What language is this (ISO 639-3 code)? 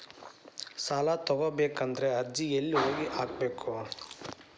kan